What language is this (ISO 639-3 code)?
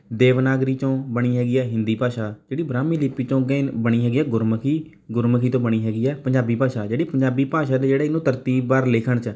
pan